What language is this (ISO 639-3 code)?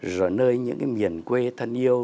vie